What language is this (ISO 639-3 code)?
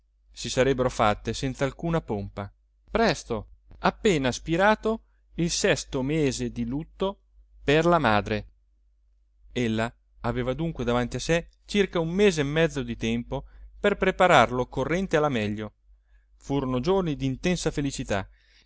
ita